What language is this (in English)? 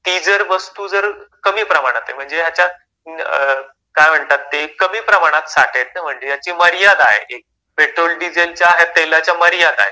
Marathi